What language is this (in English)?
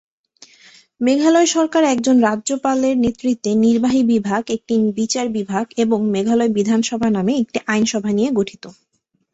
Bangla